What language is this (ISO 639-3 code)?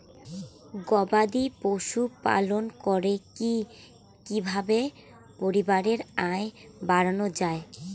ben